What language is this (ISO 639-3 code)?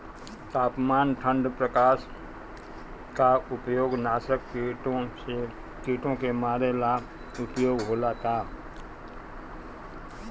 bho